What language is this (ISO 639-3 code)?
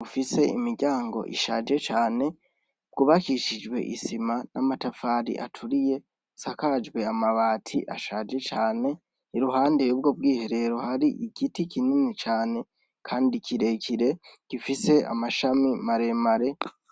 run